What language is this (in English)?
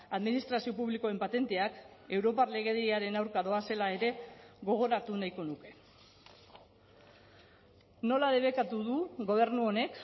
Basque